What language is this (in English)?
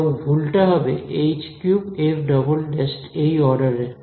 Bangla